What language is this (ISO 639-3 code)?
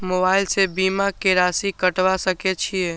mai